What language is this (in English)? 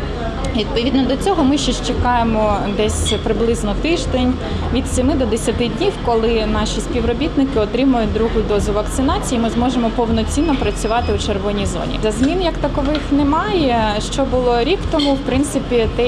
Ukrainian